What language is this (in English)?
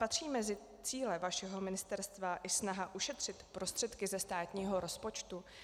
Czech